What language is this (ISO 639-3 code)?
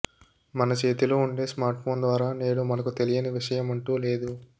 tel